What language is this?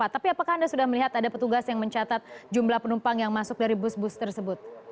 Indonesian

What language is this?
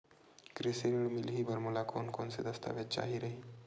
Chhattisgarhi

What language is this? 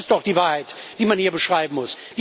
German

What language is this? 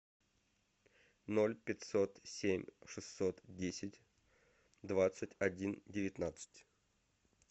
Russian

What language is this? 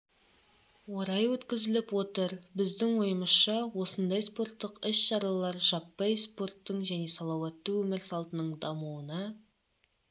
Kazakh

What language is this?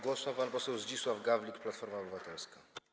Polish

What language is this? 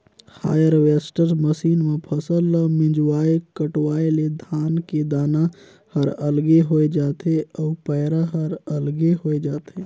Chhattisgarhi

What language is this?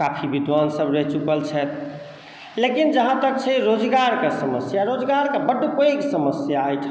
Maithili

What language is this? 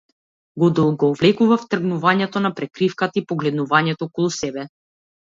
Macedonian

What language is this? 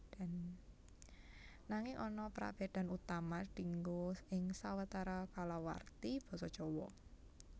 Javanese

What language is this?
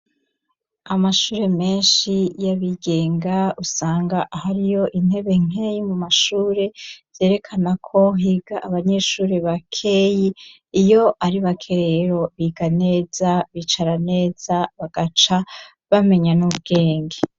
Rundi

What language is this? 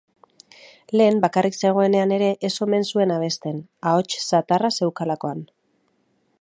Basque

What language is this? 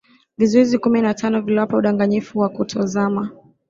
Swahili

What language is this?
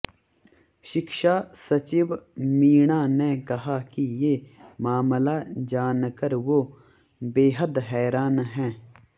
Hindi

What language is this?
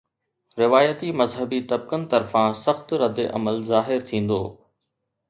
Sindhi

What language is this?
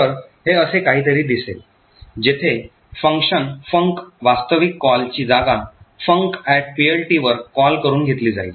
Marathi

